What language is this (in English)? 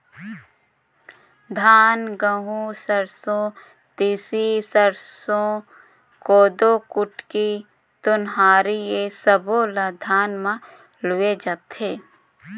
Chhattisgarhi